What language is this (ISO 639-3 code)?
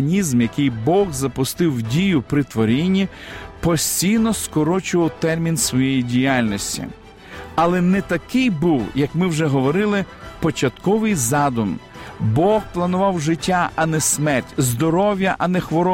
ukr